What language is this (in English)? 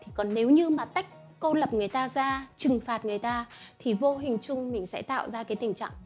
Vietnamese